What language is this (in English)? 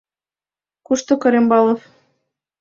Mari